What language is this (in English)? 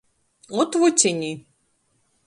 Latgalian